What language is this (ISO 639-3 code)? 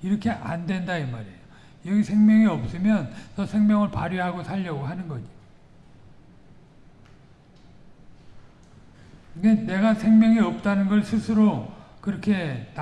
kor